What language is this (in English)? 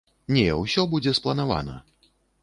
Belarusian